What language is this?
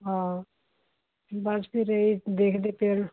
Punjabi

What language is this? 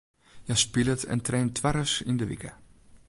Western Frisian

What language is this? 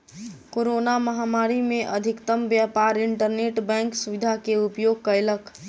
Maithili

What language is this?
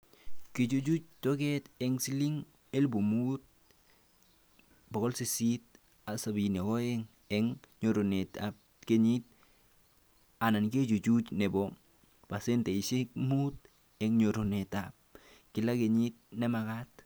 Kalenjin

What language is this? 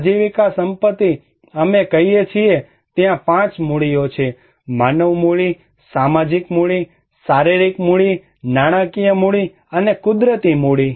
Gujarati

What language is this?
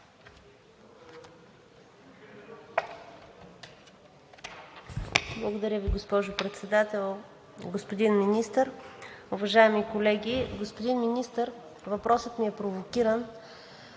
Bulgarian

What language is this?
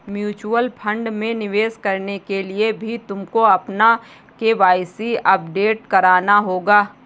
Hindi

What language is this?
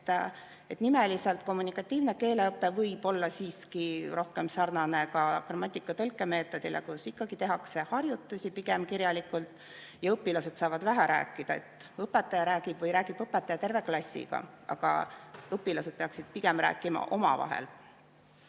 Estonian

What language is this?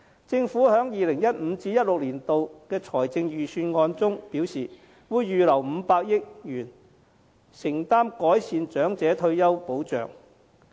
Cantonese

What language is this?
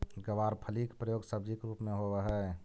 Magahi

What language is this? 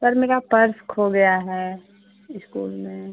Hindi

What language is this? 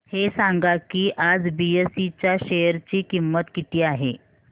Marathi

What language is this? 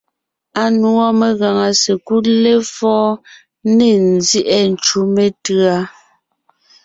Ngiemboon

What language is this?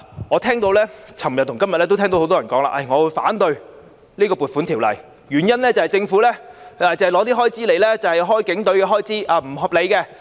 Cantonese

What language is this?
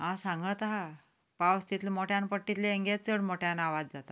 Konkani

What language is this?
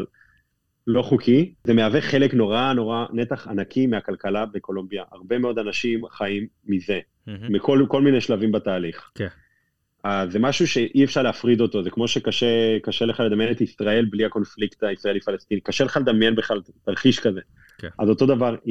Hebrew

